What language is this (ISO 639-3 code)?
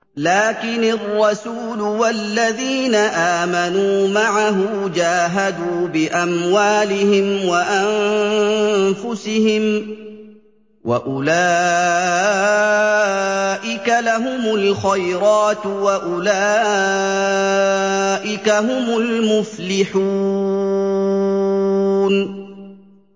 ara